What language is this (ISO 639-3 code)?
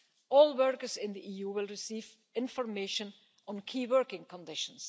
eng